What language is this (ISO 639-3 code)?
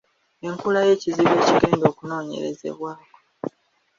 lug